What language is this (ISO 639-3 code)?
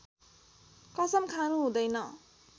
nep